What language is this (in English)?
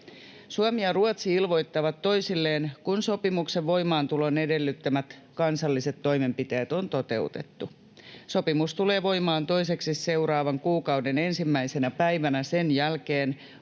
Finnish